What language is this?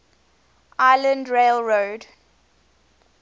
English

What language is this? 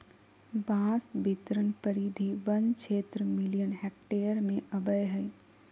Magahi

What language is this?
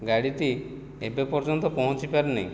Odia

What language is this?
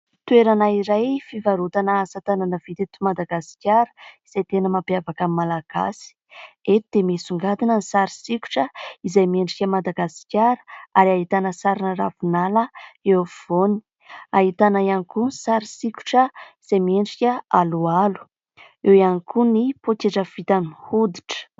Malagasy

